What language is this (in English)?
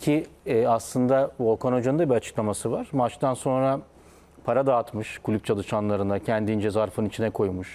Turkish